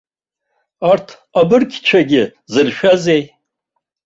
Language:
Abkhazian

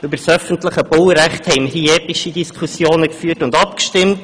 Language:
Swiss German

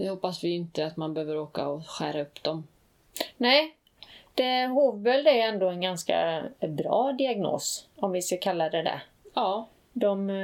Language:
Swedish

